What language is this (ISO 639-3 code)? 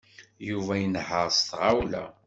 kab